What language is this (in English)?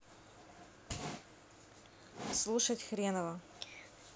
Russian